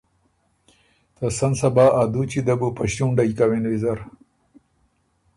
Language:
Ormuri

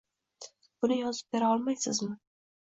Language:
Uzbek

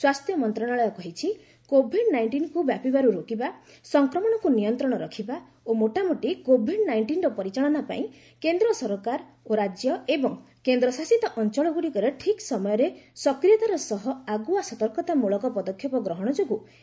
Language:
Odia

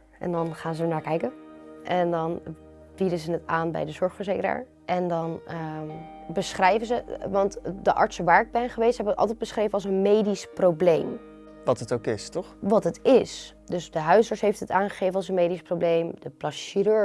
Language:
Dutch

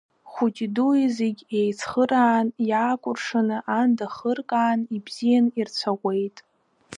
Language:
Abkhazian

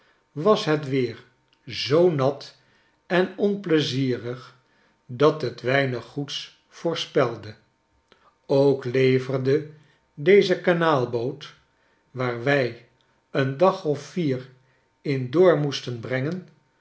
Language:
Dutch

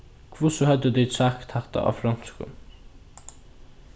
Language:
Faroese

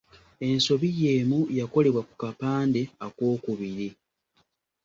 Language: Ganda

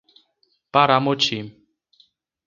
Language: Portuguese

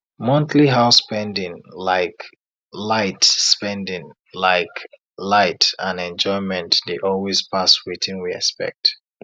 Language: Nigerian Pidgin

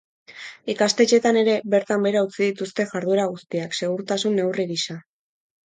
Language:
Basque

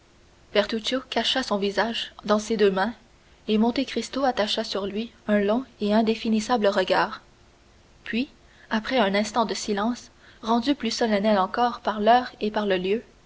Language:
French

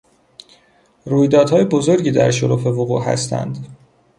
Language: Persian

